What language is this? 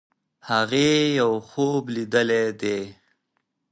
Pashto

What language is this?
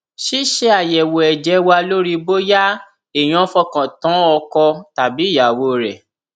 Yoruba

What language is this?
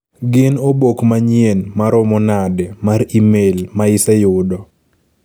Luo (Kenya and Tanzania)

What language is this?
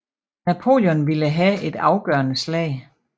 Danish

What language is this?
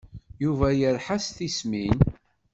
Kabyle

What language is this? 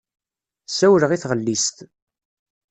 Kabyle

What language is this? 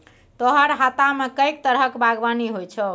Maithili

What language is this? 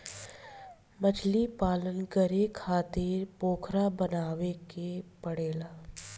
Bhojpuri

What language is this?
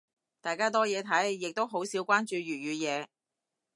Cantonese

